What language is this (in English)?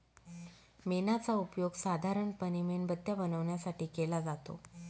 Marathi